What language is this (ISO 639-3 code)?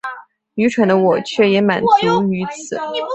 zho